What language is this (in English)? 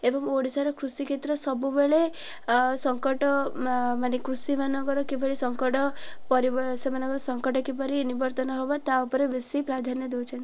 Odia